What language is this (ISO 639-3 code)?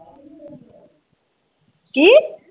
pan